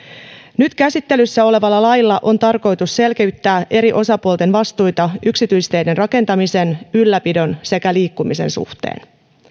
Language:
Finnish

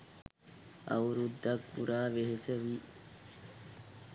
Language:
Sinhala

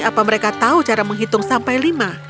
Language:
Indonesian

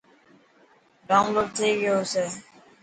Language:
Dhatki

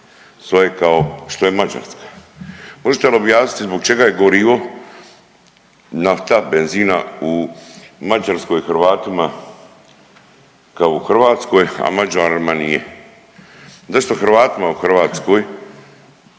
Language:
Croatian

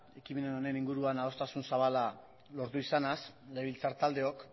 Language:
Basque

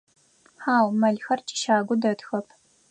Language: Adyghe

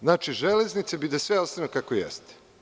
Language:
Serbian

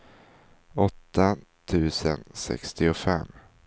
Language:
Swedish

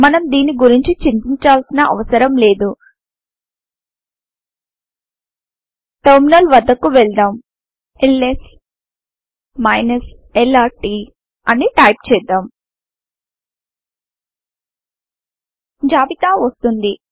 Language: Telugu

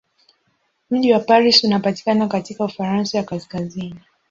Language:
Swahili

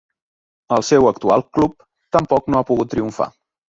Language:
Catalan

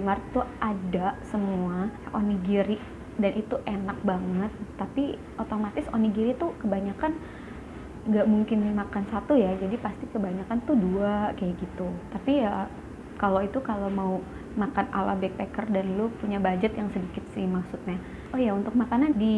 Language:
Indonesian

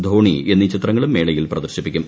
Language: Malayalam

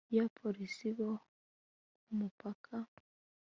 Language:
Kinyarwanda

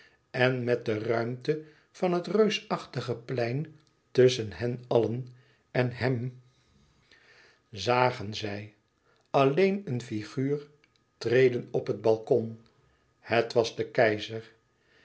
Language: Dutch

